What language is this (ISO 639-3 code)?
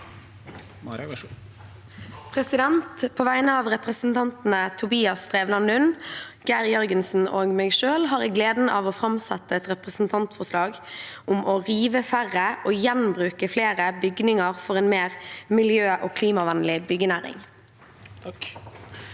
nor